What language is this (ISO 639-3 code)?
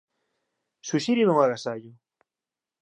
glg